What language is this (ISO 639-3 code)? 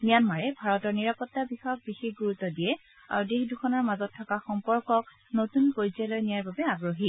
asm